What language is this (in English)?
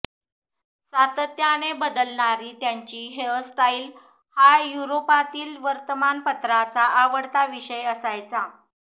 Marathi